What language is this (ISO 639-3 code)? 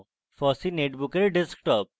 ben